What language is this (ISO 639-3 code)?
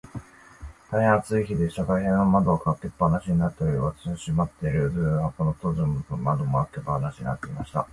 jpn